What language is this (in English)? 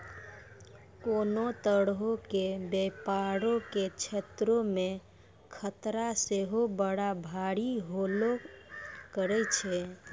Maithili